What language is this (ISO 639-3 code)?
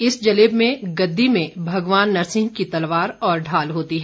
hin